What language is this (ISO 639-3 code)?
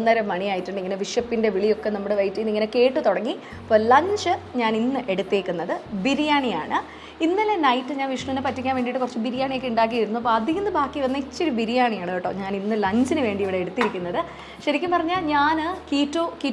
mal